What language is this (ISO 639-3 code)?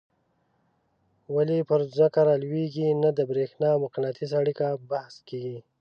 pus